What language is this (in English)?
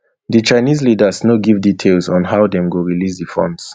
Nigerian Pidgin